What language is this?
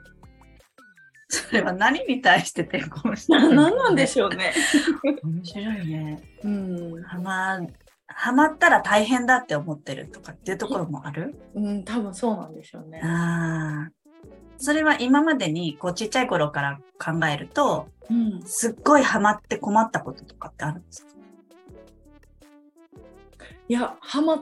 Japanese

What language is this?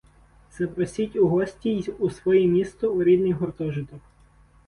Ukrainian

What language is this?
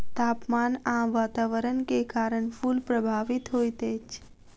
Maithili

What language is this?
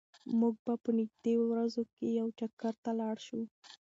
Pashto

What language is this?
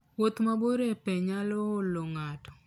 Luo (Kenya and Tanzania)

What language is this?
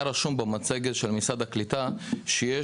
Hebrew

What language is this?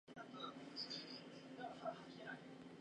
Japanese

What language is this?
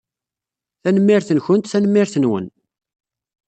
Kabyle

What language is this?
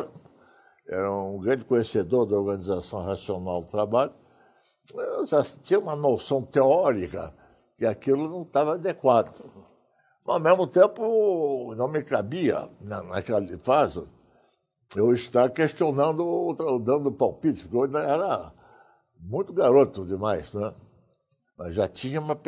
Portuguese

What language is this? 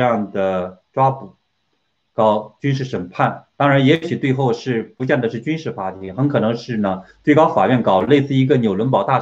Chinese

